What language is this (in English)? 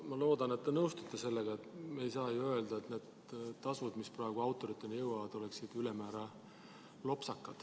Estonian